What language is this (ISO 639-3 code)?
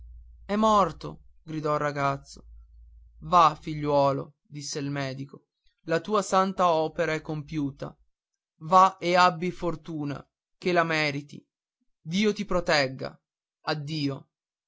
ita